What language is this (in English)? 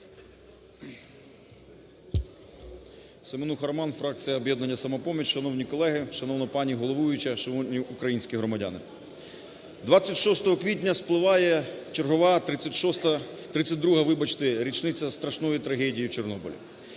Ukrainian